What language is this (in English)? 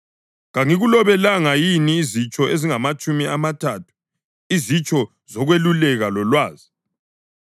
North Ndebele